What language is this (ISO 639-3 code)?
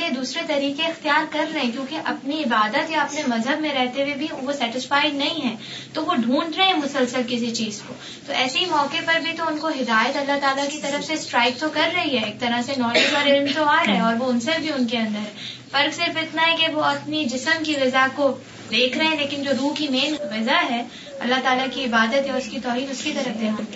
urd